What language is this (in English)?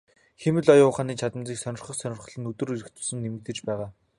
Mongolian